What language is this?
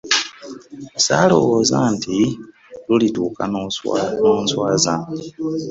Ganda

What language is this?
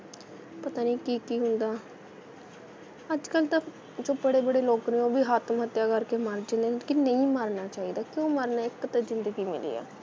Punjabi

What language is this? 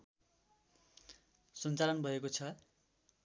Nepali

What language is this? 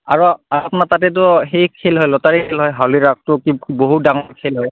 Assamese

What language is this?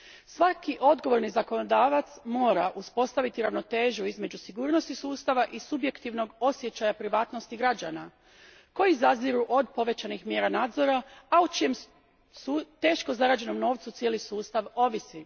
Croatian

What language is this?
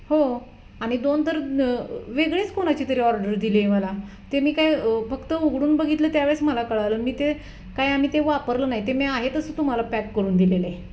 Marathi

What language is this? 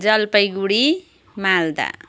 Nepali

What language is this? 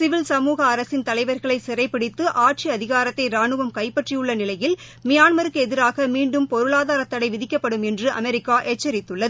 Tamil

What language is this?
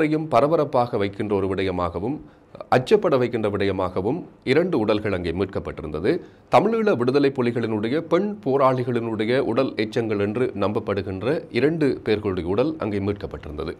Thai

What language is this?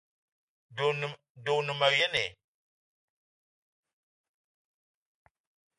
Eton (Cameroon)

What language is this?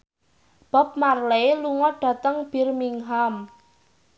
Javanese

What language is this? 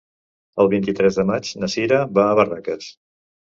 Catalan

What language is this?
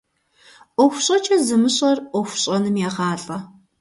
Kabardian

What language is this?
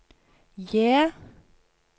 Norwegian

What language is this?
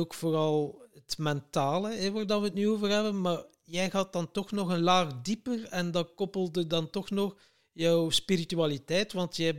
Dutch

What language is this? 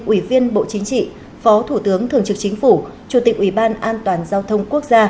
Vietnamese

